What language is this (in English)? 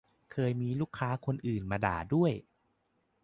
Thai